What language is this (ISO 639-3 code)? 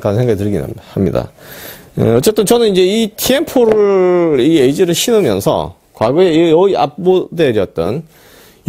kor